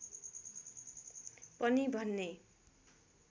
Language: Nepali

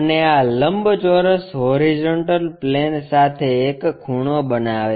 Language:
Gujarati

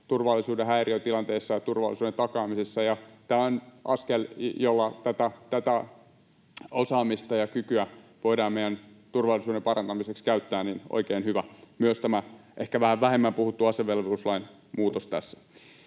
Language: Finnish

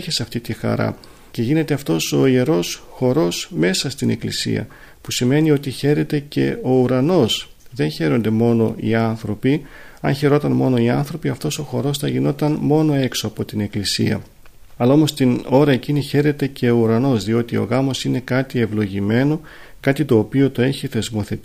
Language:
Greek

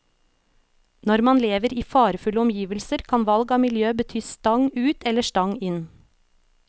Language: Norwegian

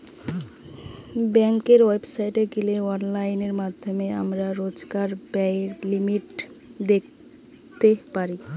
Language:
Bangla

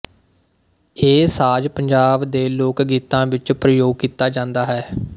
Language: Punjabi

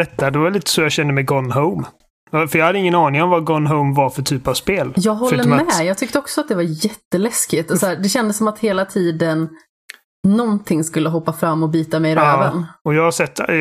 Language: Swedish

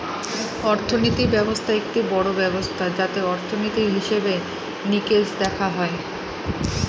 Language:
Bangla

